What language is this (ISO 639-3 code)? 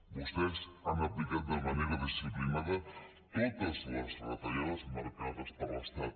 cat